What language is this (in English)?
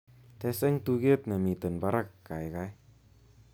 Kalenjin